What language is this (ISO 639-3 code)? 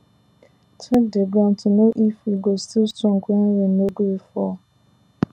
pcm